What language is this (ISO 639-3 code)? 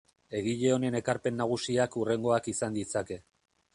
eus